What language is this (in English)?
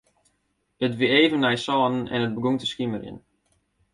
Western Frisian